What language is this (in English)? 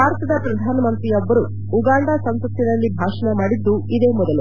Kannada